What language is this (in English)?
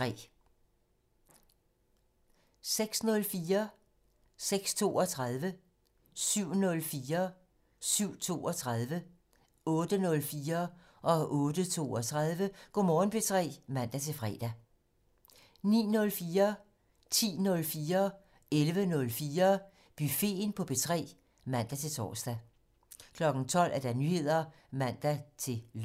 Danish